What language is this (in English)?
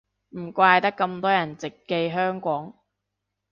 Cantonese